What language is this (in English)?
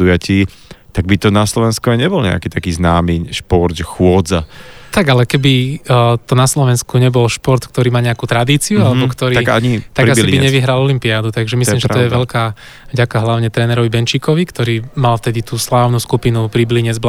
Slovak